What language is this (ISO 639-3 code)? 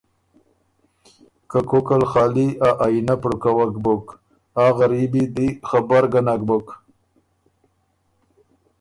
oru